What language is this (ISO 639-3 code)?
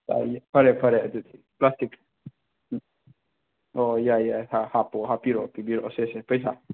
mni